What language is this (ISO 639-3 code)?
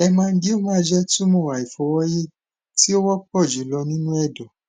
yor